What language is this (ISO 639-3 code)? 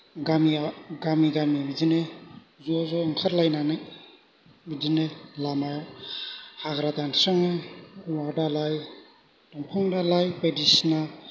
brx